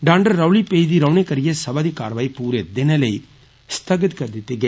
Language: Dogri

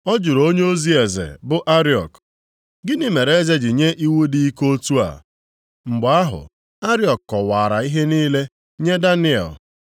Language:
Igbo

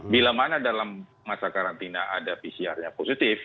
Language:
Indonesian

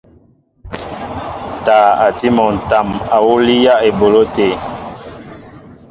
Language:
Mbo (Cameroon)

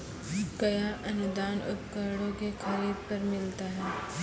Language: Maithili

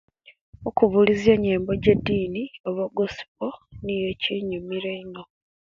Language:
Kenyi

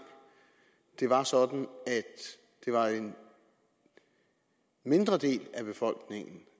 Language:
Danish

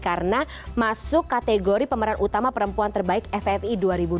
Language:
Indonesian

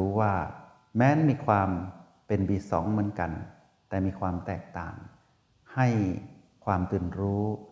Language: Thai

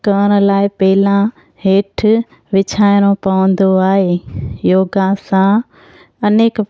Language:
Sindhi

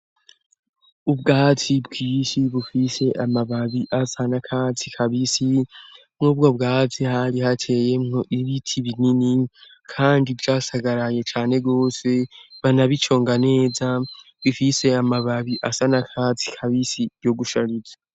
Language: Rundi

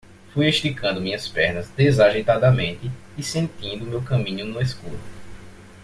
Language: Portuguese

